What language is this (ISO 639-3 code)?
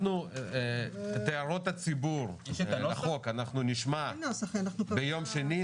heb